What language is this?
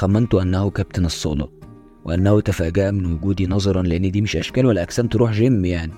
Arabic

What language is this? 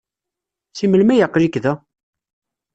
Kabyle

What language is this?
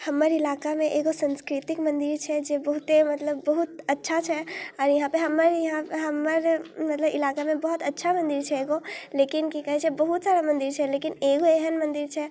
Maithili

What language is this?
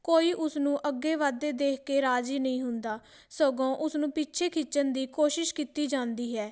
Punjabi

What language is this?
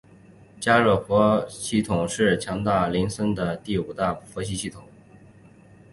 Chinese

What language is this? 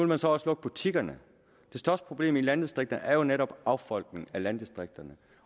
Danish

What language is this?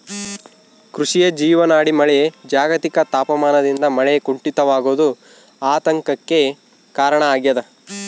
Kannada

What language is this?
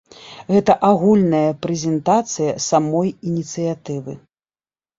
Belarusian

